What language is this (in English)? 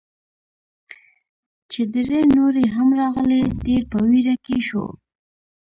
Pashto